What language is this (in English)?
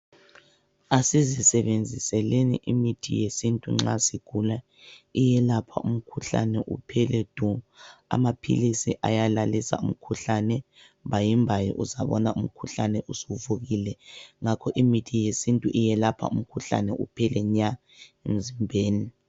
North Ndebele